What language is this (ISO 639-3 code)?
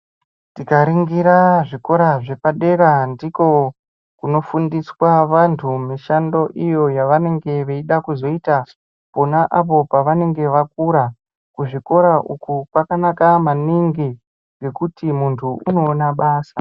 ndc